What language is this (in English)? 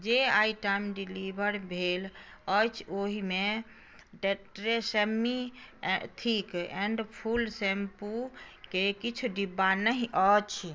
Maithili